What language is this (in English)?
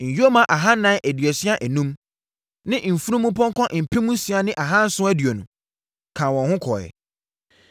Akan